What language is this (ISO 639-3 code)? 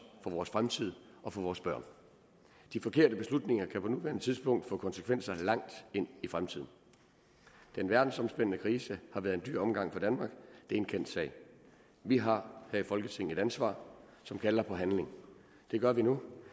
dan